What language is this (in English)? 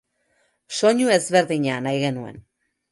Basque